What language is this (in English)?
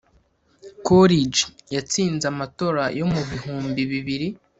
Kinyarwanda